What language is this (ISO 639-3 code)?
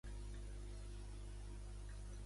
cat